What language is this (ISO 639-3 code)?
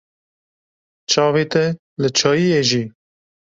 kur